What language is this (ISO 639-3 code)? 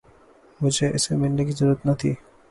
urd